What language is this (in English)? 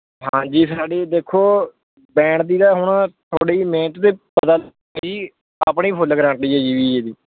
Punjabi